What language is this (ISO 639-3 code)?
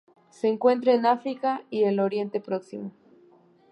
spa